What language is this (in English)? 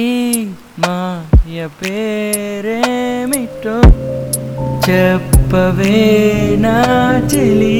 Telugu